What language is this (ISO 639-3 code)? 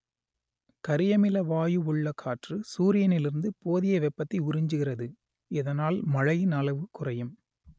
tam